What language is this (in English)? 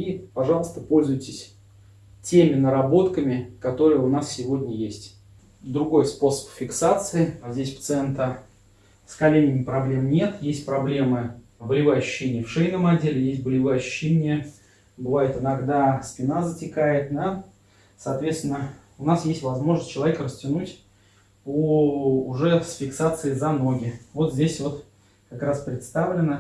Russian